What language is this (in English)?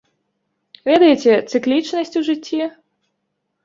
Belarusian